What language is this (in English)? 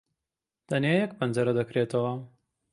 Central Kurdish